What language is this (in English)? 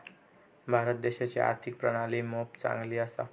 Marathi